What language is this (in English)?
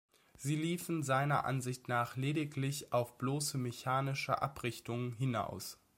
German